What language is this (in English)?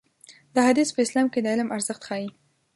Pashto